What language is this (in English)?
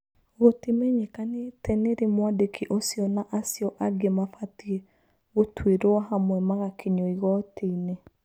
Kikuyu